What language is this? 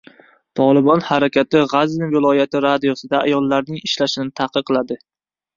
Uzbek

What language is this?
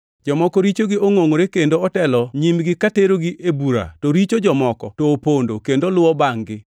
Luo (Kenya and Tanzania)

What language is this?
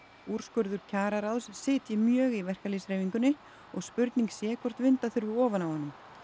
Icelandic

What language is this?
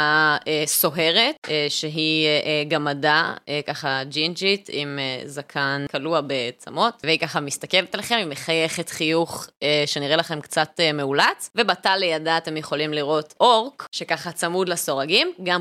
Hebrew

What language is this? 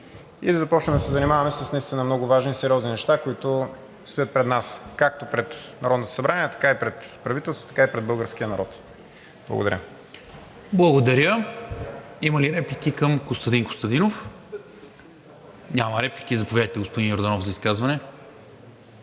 Bulgarian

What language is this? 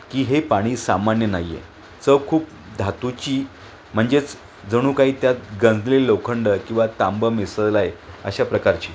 Marathi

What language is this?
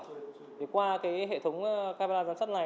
Vietnamese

